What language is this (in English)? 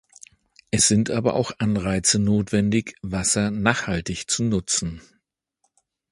German